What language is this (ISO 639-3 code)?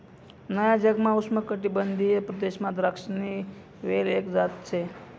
mar